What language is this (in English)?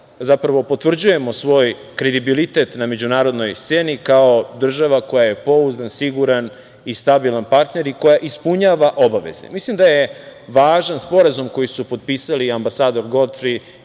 Serbian